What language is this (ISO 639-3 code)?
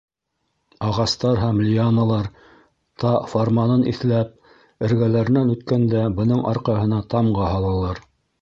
bak